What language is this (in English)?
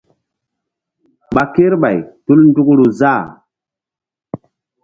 Mbum